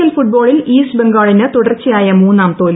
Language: Malayalam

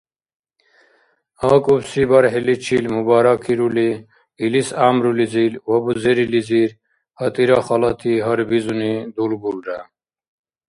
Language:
Dargwa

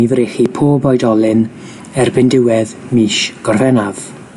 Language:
Welsh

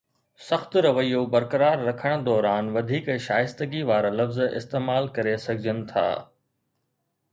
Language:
Sindhi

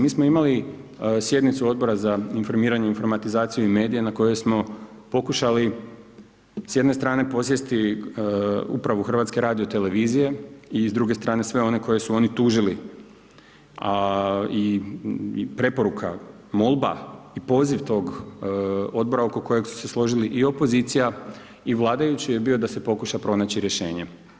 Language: Croatian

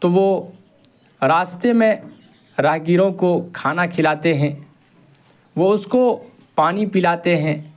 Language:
Urdu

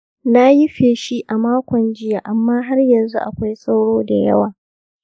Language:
Hausa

